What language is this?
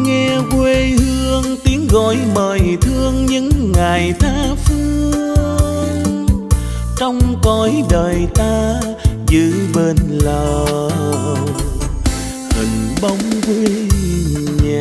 Vietnamese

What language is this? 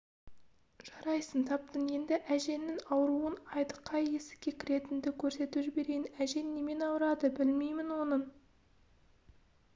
Kazakh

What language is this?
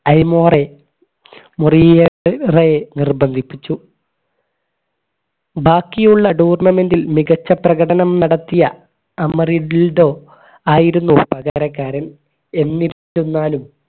Malayalam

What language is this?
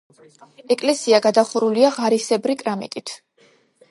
Georgian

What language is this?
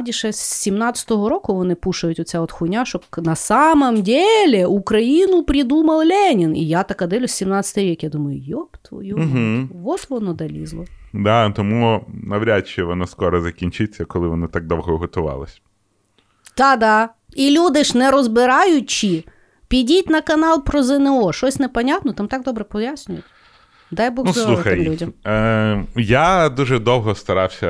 Ukrainian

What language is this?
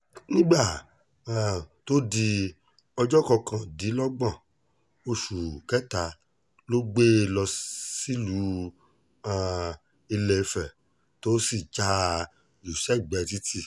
Yoruba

